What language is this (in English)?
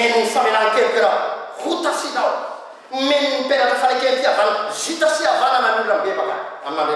Italian